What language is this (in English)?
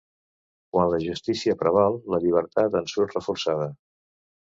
Catalan